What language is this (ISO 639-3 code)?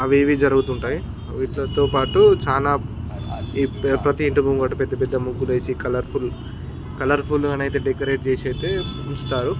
tel